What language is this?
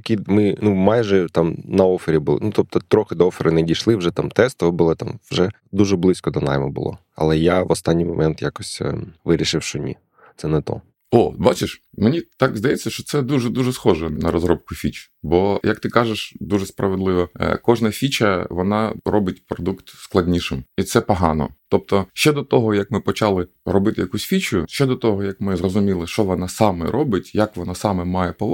Ukrainian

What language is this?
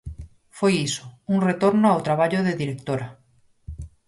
Galician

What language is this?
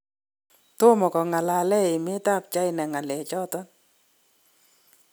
Kalenjin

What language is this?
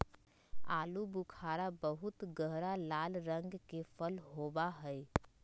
Magahi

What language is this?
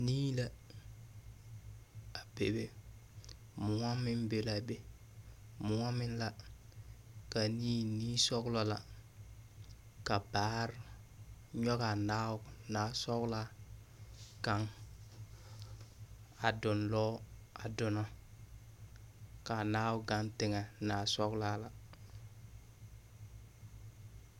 Southern Dagaare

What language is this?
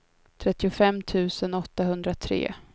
Swedish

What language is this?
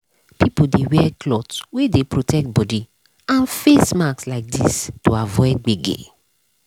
Nigerian Pidgin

